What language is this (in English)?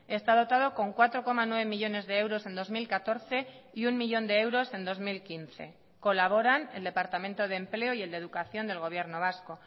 Spanish